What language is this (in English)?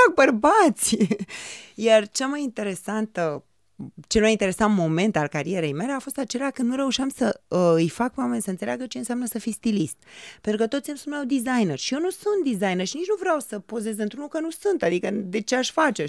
Romanian